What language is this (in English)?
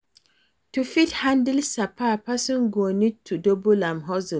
Nigerian Pidgin